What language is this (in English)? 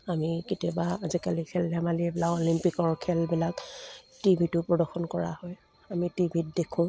Assamese